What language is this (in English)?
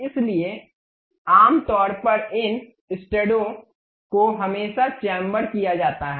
Hindi